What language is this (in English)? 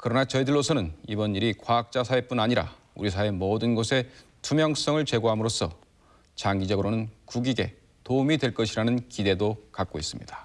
Korean